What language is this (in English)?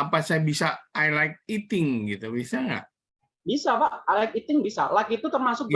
Indonesian